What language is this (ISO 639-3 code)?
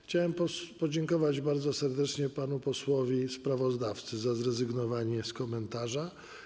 pol